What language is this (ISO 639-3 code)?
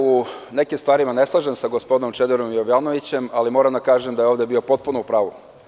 srp